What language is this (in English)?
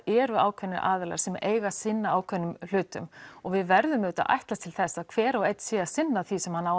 Icelandic